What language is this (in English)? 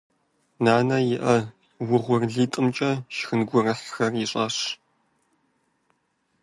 Kabardian